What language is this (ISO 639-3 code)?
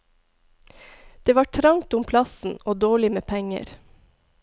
nor